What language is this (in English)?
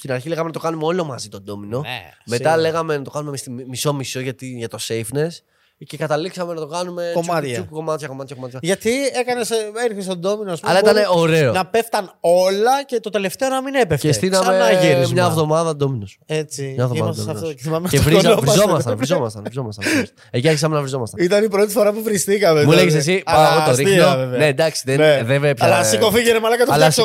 Greek